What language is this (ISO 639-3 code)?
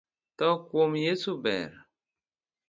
luo